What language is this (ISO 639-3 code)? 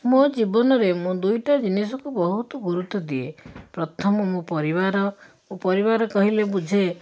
ori